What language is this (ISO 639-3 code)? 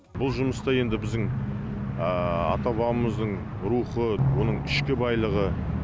kaz